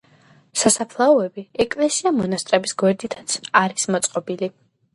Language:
Georgian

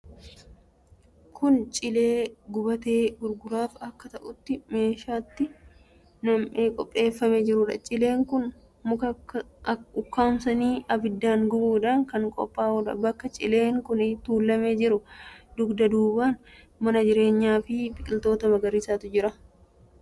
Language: Oromo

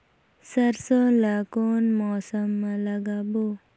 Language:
Chhattisgarhi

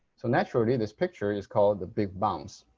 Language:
English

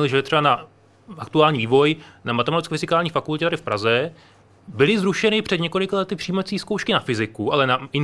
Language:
Czech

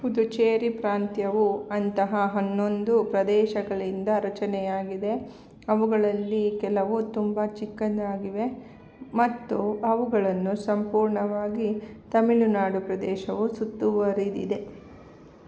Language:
Kannada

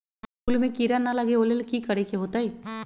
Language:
Magahi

